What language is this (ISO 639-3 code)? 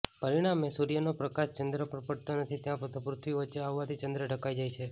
guj